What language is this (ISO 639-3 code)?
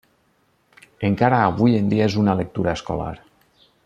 cat